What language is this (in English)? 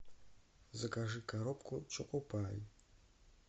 Russian